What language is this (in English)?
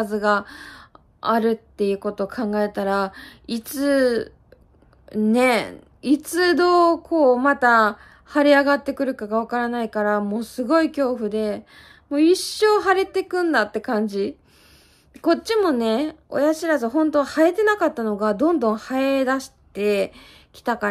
Japanese